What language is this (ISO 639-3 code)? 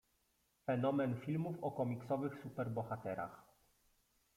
pol